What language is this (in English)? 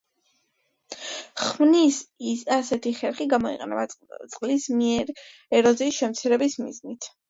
Georgian